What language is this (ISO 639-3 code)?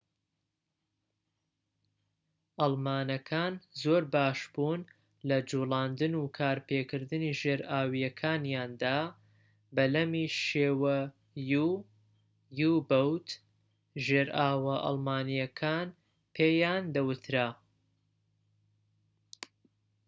ckb